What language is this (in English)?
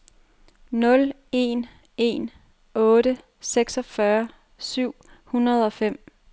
Danish